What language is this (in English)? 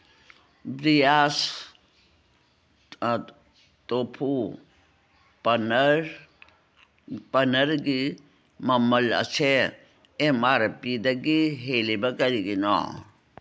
Manipuri